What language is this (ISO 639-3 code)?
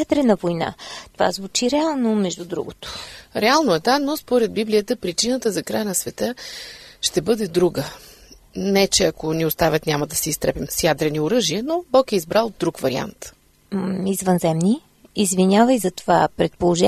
bul